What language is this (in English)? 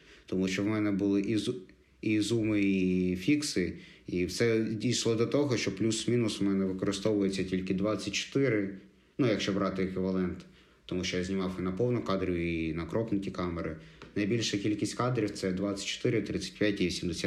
Ukrainian